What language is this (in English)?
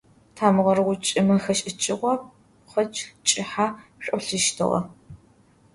Adyghe